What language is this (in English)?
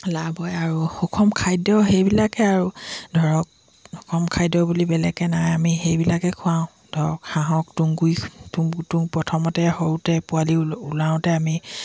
Assamese